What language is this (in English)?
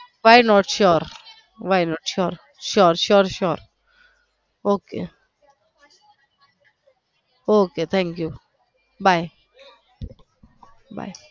Gujarati